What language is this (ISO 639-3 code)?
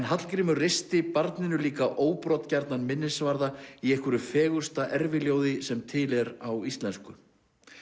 isl